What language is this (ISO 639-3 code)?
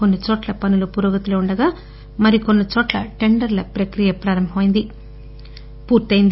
tel